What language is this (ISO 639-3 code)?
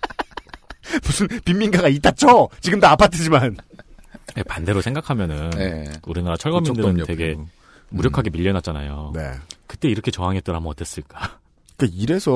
kor